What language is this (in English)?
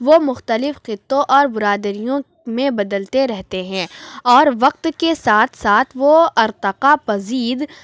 Urdu